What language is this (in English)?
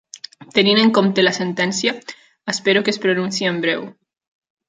Catalan